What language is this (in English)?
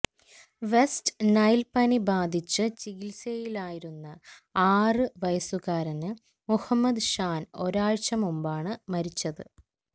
Malayalam